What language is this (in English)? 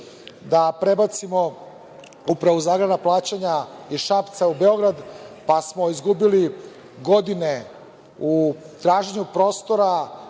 Serbian